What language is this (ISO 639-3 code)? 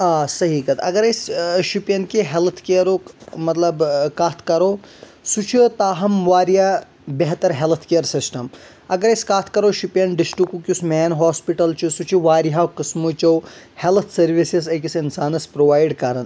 kas